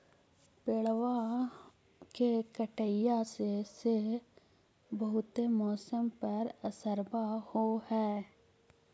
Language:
Magahi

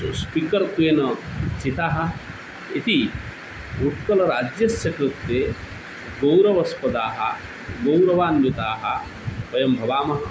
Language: Sanskrit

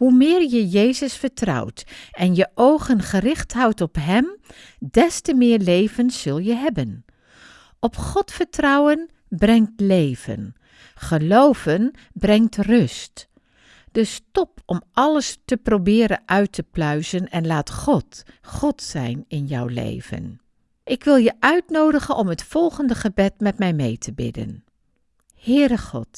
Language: Dutch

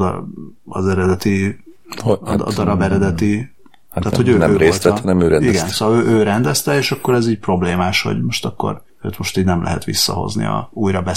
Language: Hungarian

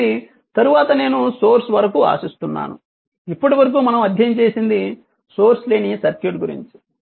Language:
Telugu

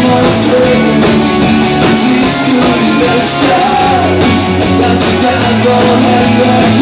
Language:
Arabic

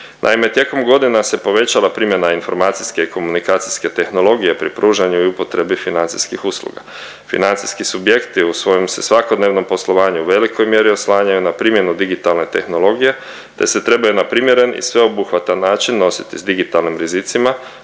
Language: Croatian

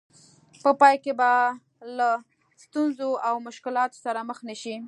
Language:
Pashto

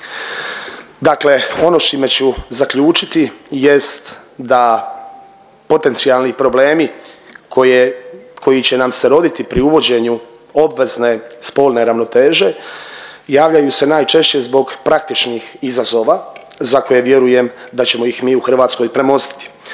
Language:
Croatian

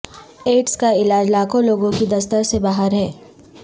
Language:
Urdu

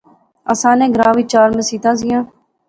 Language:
Pahari-Potwari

